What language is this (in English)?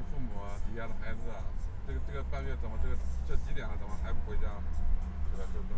Chinese